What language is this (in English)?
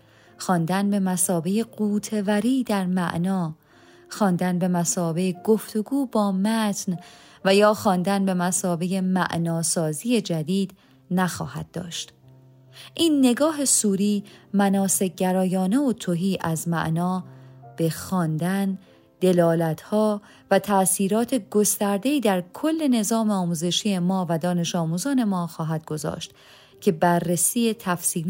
Persian